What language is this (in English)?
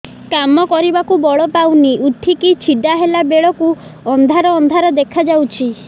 Odia